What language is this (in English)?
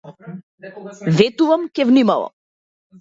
Macedonian